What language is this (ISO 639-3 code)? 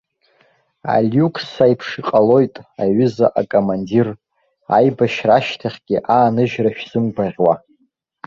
abk